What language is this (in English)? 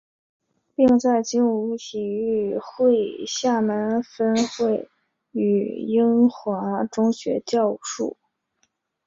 Chinese